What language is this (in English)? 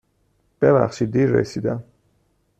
Persian